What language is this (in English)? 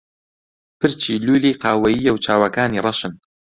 Central Kurdish